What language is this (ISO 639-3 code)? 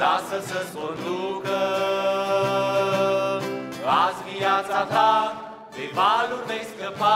ron